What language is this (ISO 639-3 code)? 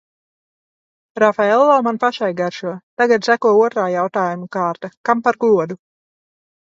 lav